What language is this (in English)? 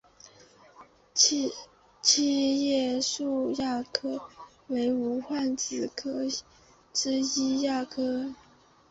Chinese